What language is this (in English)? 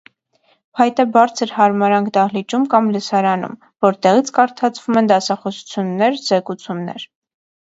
Armenian